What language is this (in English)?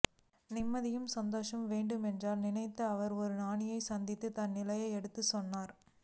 Tamil